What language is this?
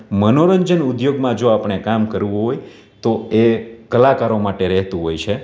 Gujarati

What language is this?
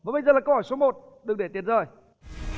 Vietnamese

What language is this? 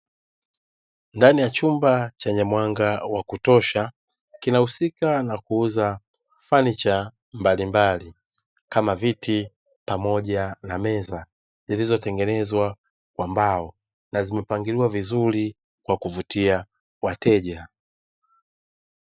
Swahili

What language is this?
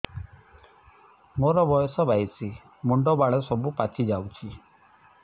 Odia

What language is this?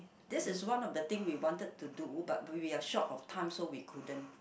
English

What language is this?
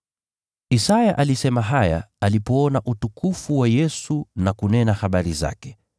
Swahili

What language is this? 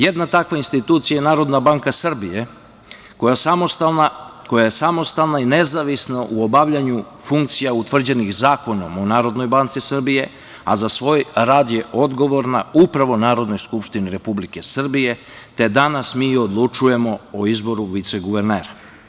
Serbian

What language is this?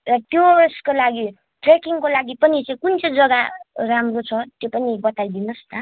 Nepali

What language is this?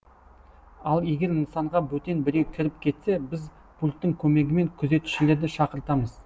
Kazakh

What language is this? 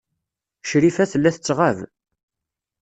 Kabyle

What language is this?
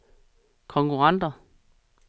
Danish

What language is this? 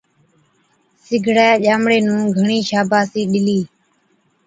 Od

